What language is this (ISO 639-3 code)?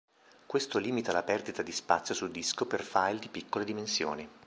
ita